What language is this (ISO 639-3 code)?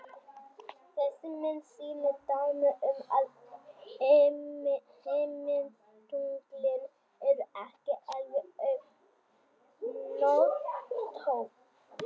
isl